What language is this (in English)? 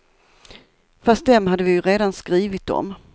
Swedish